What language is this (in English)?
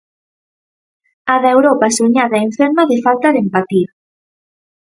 Galician